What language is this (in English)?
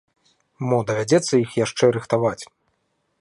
Belarusian